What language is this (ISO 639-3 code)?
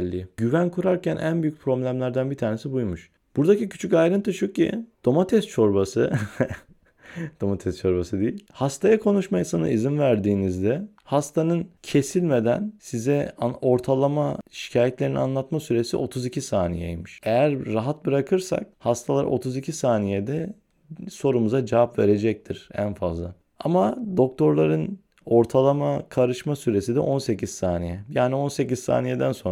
tur